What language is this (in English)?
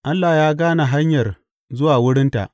Hausa